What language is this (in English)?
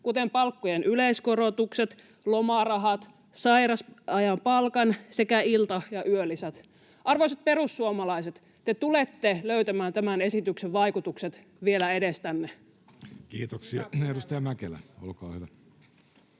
Finnish